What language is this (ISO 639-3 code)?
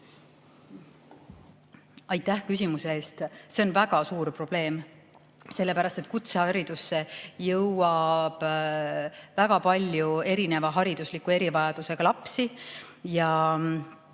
est